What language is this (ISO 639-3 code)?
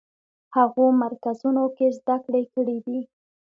pus